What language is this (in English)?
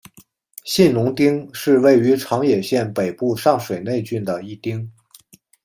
Chinese